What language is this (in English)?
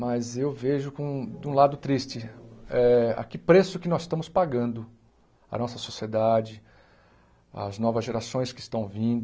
Portuguese